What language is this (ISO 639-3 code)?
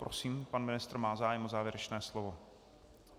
ces